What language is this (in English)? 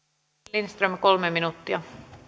Finnish